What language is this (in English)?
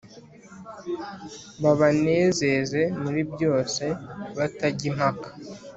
Kinyarwanda